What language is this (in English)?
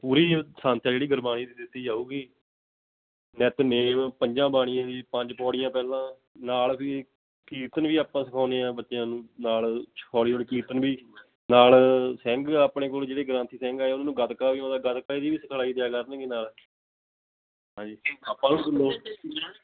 Punjabi